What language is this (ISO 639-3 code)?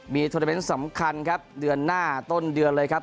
tha